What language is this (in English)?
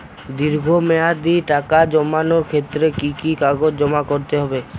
Bangla